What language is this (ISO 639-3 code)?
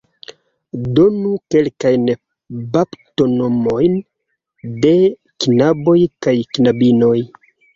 epo